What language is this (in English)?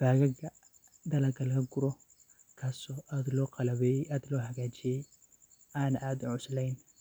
Somali